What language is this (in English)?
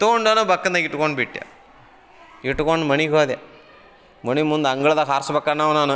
Kannada